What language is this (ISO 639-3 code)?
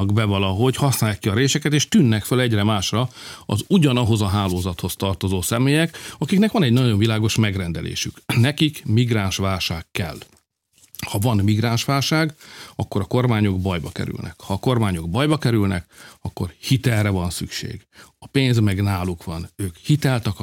hun